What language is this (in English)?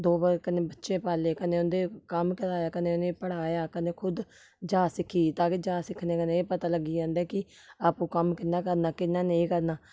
Dogri